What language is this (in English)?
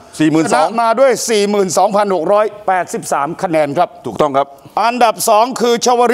Thai